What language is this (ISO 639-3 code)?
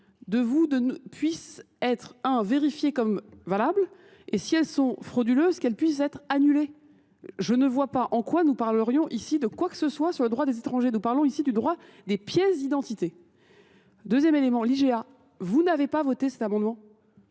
fra